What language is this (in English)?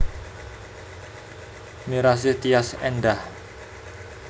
Javanese